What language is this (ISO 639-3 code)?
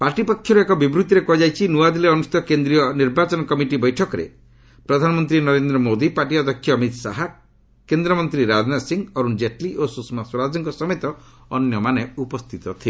ori